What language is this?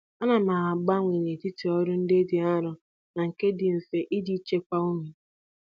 Igbo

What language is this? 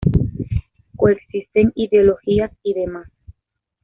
Spanish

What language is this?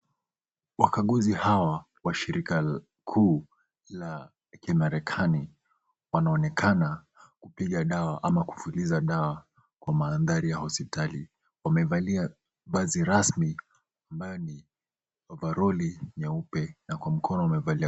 Swahili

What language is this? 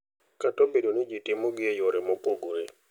Luo (Kenya and Tanzania)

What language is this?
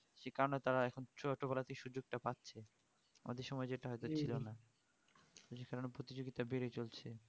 Bangla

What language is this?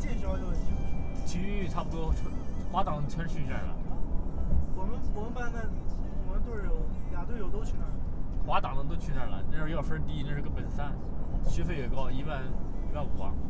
Chinese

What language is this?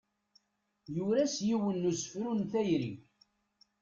Kabyle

